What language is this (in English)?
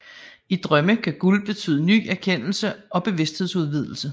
Danish